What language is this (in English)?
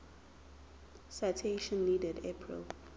Zulu